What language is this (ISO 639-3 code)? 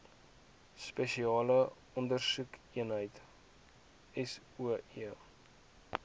afr